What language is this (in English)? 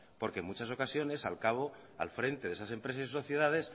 Spanish